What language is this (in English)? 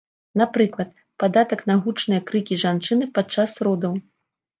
Belarusian